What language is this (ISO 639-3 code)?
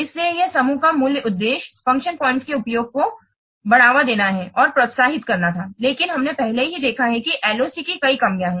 hin